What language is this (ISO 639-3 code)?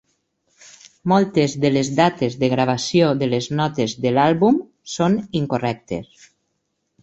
cat